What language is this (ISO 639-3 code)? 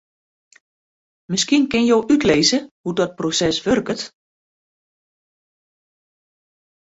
fry